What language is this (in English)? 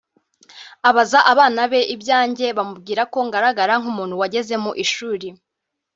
Kinyarwanda